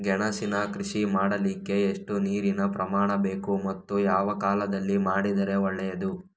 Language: Kannada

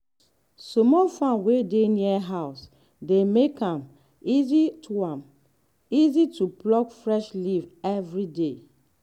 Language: Nigerian Pidgin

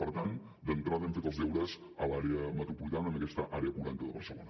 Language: Catalan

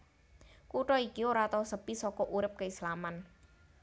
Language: Javanese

